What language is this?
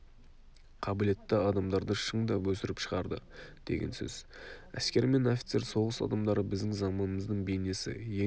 Kazakh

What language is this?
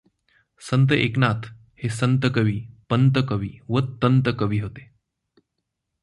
Marathi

